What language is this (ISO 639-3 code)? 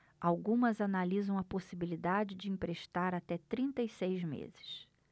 por